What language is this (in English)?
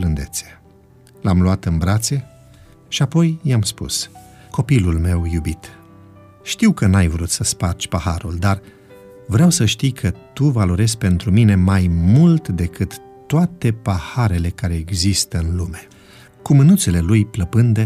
Romanian